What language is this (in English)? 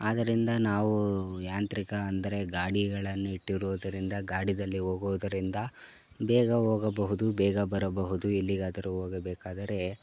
Kannada